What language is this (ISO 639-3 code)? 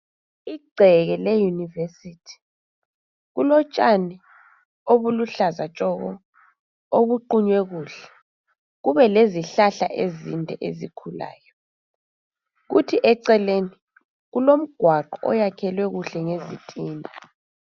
nde